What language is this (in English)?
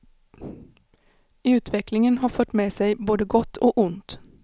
Swedish